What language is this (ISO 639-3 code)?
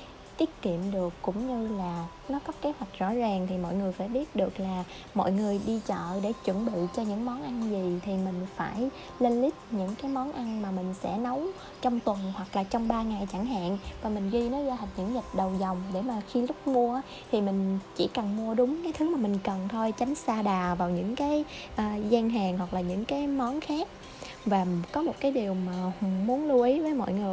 vie